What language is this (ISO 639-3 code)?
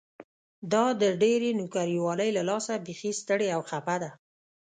pus